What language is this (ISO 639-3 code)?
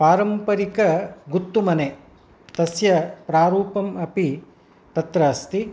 san